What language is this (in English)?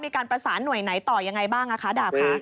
Thai